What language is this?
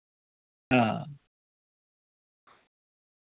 Dogri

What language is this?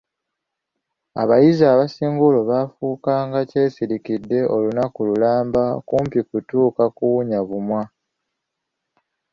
Ganda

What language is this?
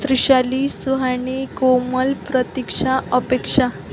Marathi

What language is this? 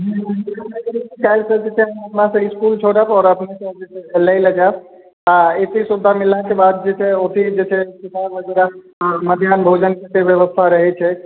Maithili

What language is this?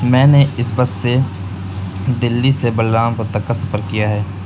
Urdu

